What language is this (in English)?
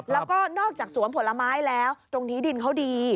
Thai